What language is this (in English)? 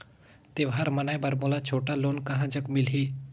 Chhattisgarhi